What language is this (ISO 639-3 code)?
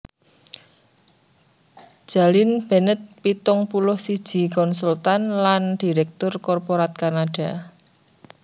jav